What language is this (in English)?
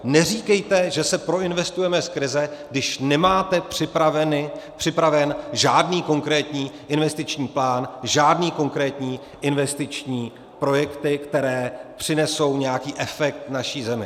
Czech